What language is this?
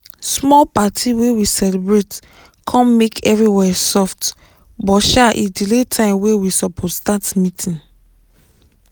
Nigerian Pidgin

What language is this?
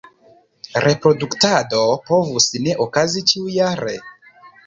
Esperanto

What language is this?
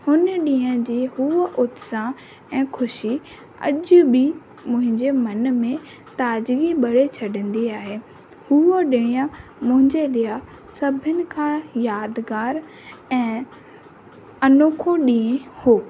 Sindhi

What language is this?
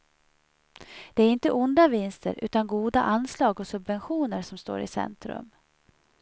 Swedish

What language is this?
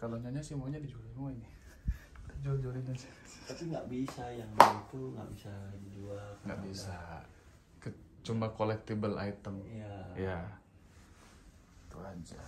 Indonesian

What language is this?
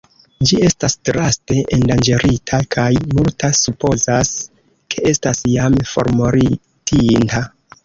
Esperanto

